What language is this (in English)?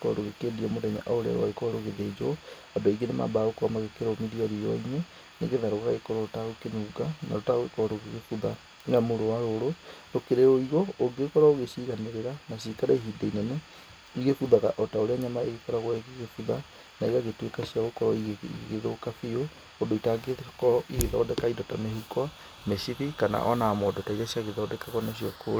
Kikuyu